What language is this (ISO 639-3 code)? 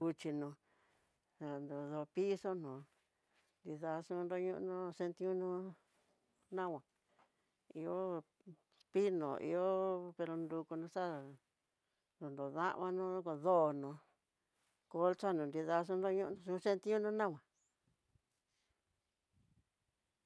mtx